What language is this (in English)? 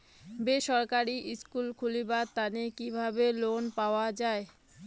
Bangla